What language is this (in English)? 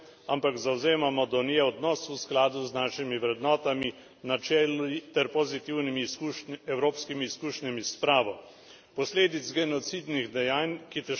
Slovenian